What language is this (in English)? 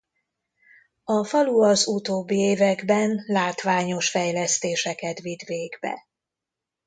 Hungarian